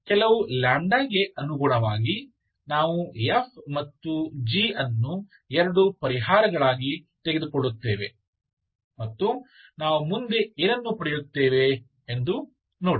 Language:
Kannada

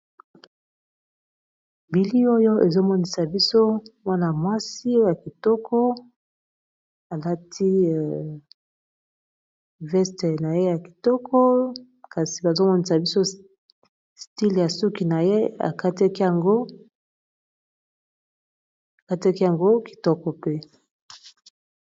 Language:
Lingala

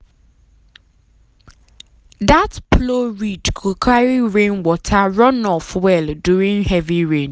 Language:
Nigerian Pidgin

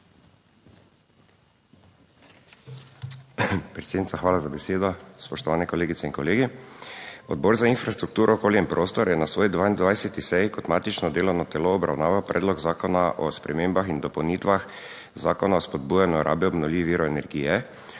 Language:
Slovenian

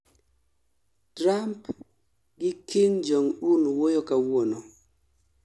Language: Luo (Kenya and Tanzania)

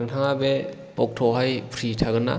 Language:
Bodo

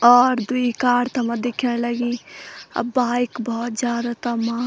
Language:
Garhwali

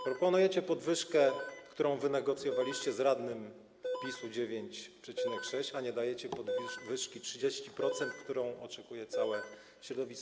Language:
Polish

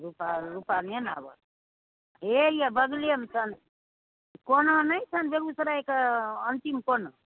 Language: Maithili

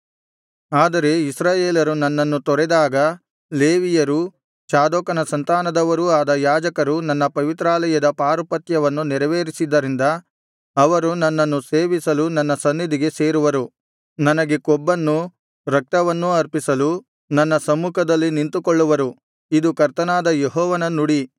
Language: Kannada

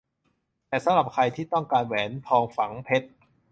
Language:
Thai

